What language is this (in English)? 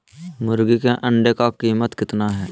Magahi